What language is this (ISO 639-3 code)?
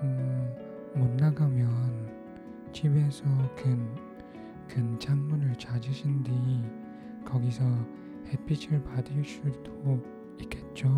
kor